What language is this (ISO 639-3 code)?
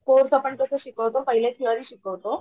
mar